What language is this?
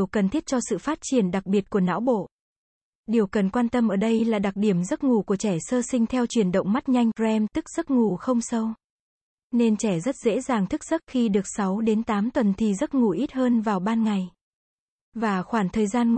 Vietnamese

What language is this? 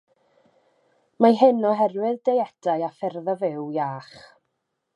Welsh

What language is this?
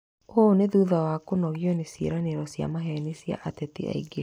Kikuyu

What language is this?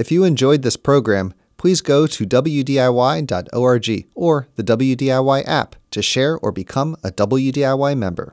English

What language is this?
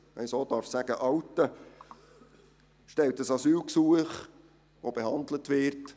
Swiss German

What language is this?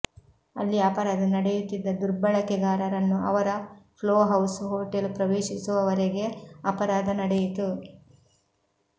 Kannada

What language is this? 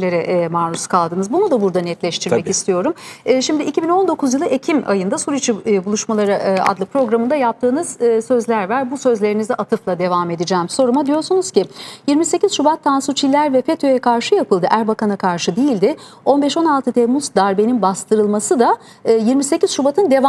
Turkish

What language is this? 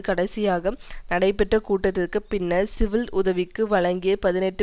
Tamil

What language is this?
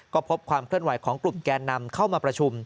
Thai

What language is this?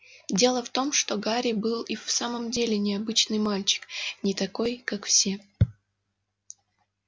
Russian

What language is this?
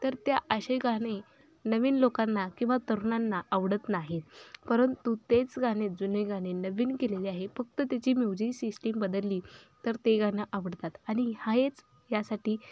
Marathi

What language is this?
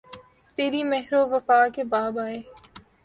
Urdu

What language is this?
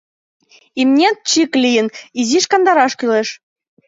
Mari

